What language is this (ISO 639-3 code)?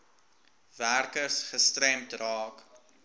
afr